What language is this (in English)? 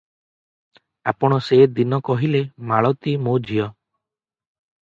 Odia